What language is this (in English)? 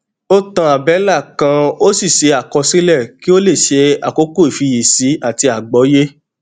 Yoruba